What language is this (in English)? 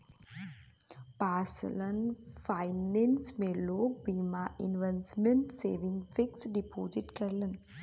Bhojpuri